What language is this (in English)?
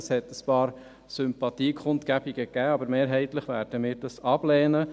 Swiss German